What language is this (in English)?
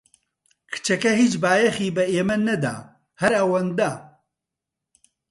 Central Kurdish